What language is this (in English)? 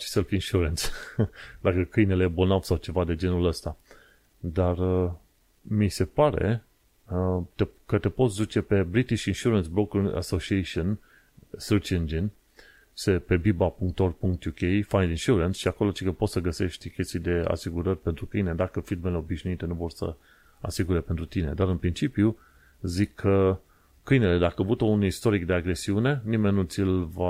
Romanian